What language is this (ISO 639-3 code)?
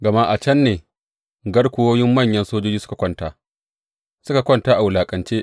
hau